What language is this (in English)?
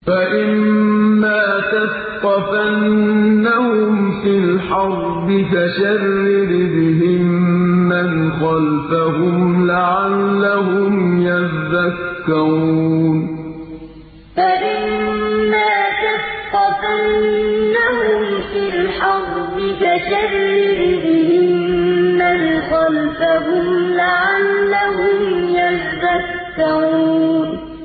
Arabic